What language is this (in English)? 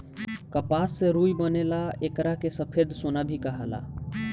Bhojpuri